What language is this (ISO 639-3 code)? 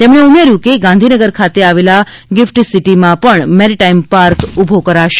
guj